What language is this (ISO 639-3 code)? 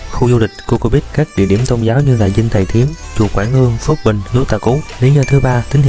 vie